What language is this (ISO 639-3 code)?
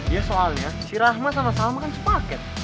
ind